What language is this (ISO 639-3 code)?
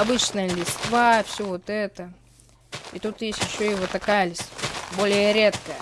rus